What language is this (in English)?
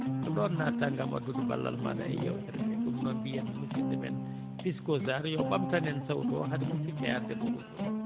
Fula